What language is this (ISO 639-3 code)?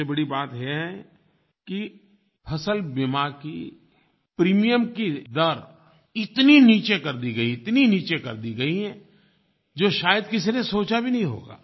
hin